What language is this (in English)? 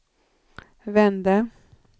Swedish